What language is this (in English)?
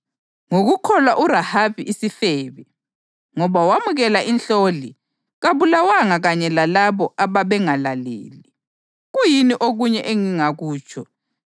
North Ndebele